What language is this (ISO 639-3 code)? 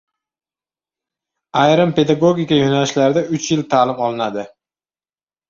uzb